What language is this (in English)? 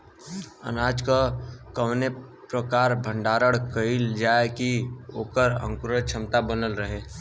Bhojpuri